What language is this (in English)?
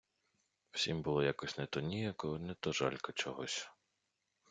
Ukrainian